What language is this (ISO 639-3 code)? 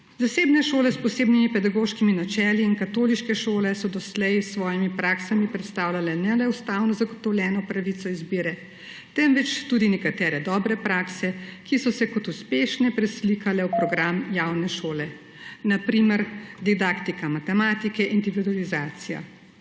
slv